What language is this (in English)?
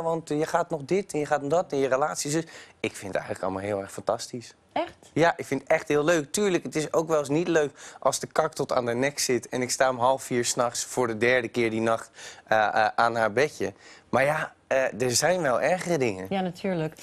Dutch